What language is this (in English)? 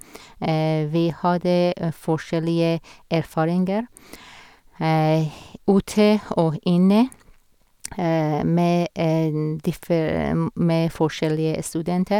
Norwegian